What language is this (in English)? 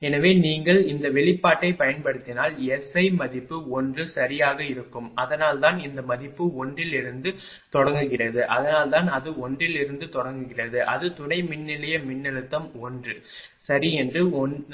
Tamil